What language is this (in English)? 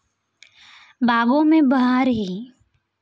Marathi